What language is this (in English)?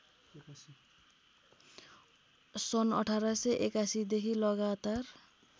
Nepali